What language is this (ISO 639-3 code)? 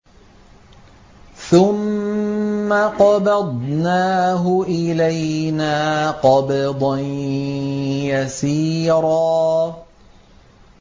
ara